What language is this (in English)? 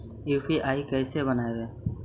Magahi